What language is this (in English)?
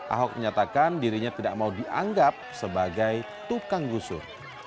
Indonesian